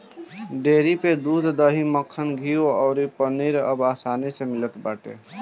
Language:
Bhojpuri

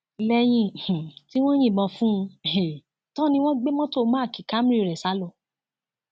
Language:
Yoruba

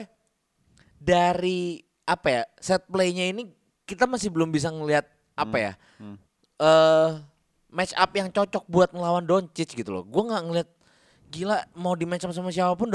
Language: Indonesian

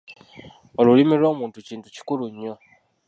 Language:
Ganda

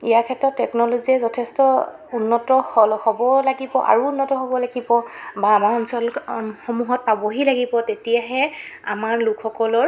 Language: Assamese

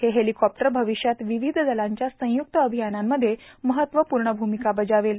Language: Marathi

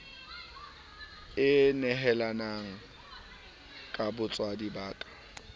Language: Southern Sotho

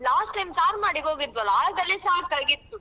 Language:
Kannada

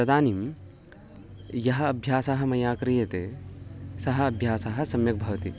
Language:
Sanskrit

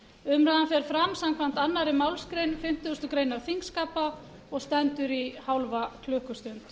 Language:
Icelandic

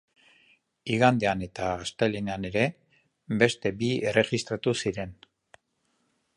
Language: Basque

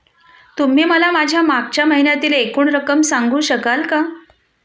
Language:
Marathi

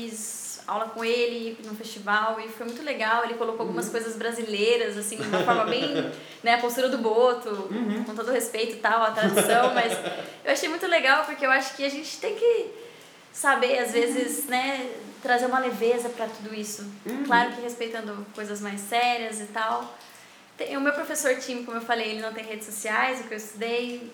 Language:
Portuguese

